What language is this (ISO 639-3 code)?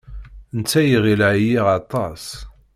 kab